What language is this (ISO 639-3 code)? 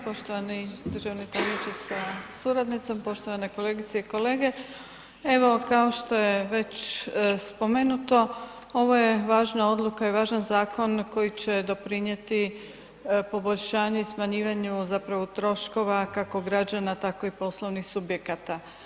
hrv